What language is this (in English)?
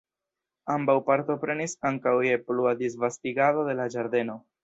Esperanto